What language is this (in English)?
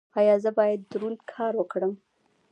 Pashto